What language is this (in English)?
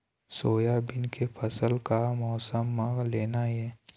Chhattisgarhi